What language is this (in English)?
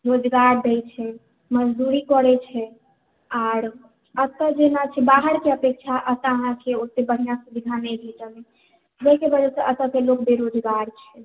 Maithili